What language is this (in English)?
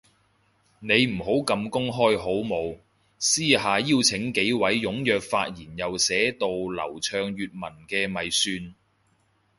Cantonese